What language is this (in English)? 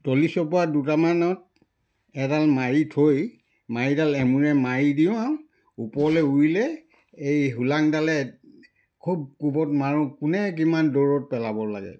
Assamese